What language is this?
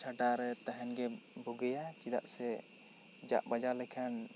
Santali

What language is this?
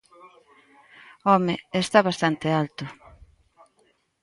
Galician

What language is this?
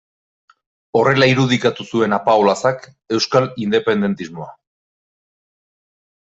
Basque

